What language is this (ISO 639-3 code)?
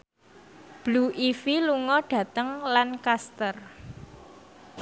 jav